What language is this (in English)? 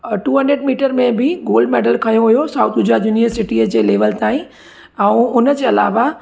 Sindhi